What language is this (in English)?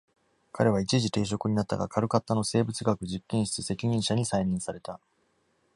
Japanese